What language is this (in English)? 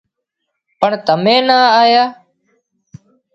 Wadiyara Koli